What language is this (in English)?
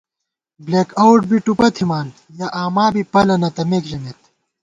Gawar-Bati